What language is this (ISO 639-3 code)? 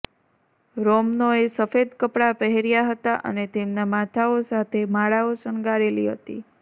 guj